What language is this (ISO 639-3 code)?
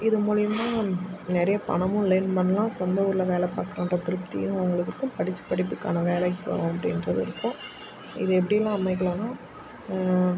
tam